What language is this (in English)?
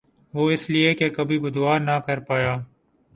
Urdu